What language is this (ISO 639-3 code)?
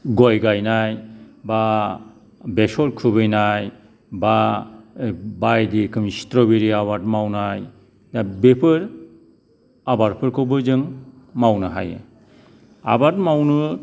brx